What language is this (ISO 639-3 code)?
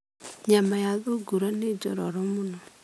kik